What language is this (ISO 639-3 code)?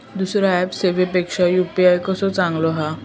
mar